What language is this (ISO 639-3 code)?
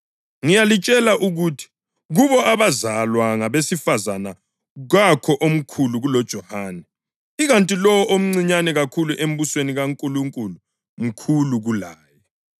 nde